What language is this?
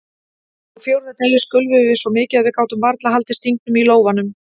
Icelandic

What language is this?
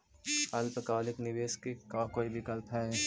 Magahi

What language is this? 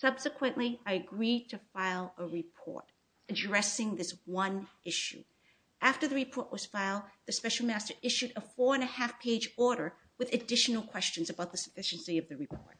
English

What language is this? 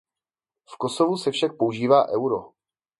Czech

